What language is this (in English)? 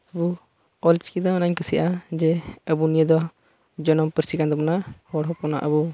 Santali